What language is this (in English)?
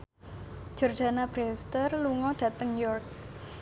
Javanese